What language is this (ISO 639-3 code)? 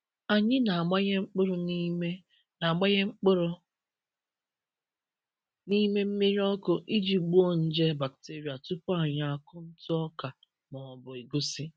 ibo